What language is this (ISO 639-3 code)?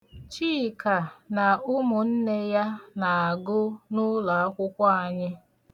ibo